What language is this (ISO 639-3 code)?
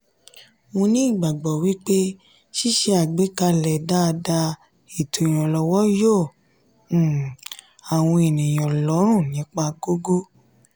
yor